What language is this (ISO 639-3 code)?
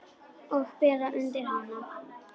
isl